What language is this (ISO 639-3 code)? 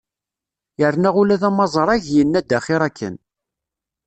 kab